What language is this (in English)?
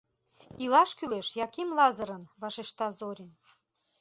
Mari